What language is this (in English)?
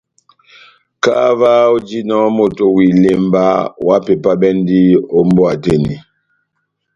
Batanga